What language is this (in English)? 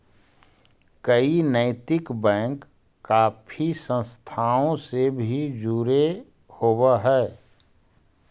Magahi